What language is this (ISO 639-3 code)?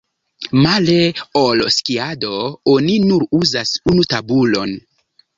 epo